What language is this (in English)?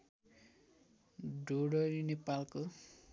Nepali